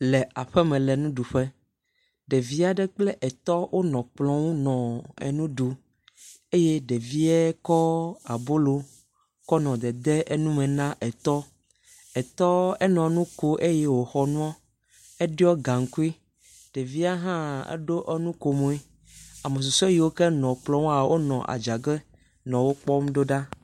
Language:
Ewe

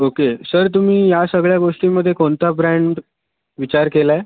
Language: Marathi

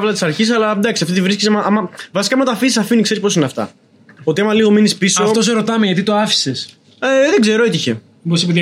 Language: Greek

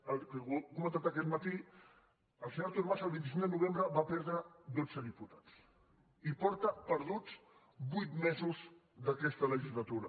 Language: Catalan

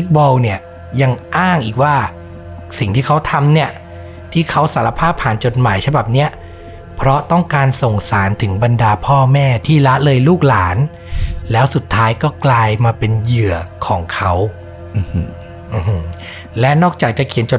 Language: Thai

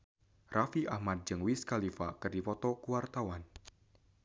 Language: Sundanese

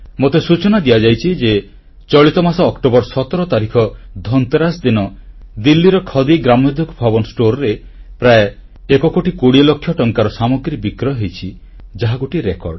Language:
Odia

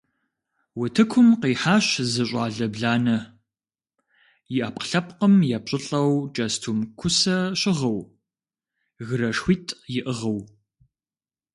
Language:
Kabardian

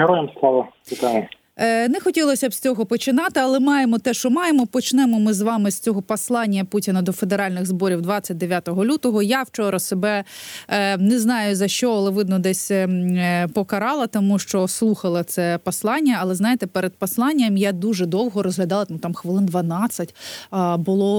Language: Ukrainian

